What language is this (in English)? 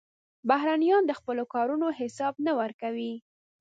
Pashto